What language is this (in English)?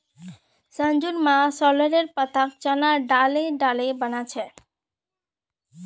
Magahi